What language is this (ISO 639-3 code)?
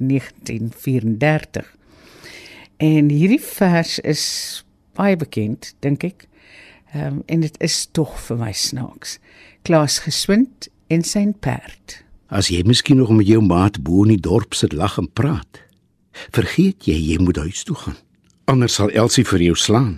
nld